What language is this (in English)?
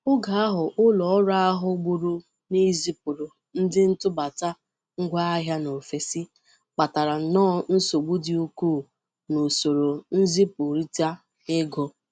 Igbo